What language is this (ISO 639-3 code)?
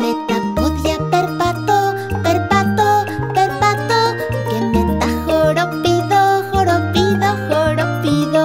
pol